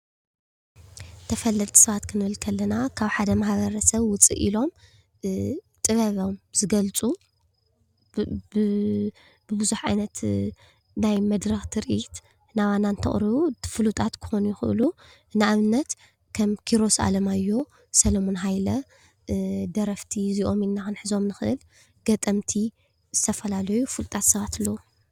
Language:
Tigrinya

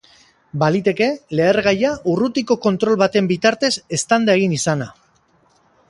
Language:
Basque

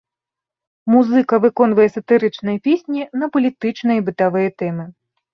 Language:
Belarusian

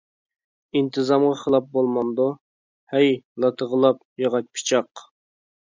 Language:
Uyghur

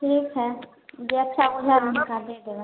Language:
Maithili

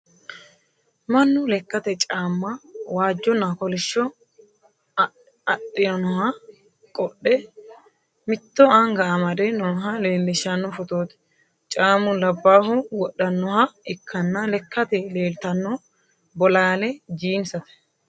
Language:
Sidamo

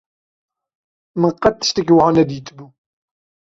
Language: Kurdish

